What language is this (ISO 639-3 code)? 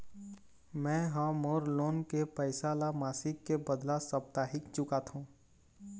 hne